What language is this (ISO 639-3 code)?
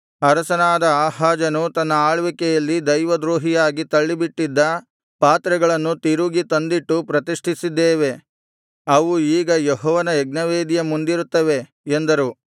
kan